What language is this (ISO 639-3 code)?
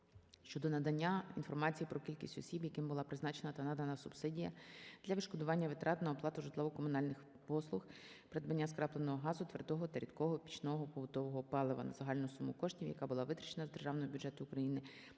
ukr